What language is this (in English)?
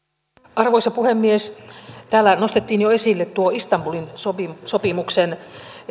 Finnish